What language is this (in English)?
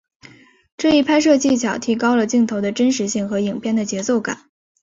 Chinese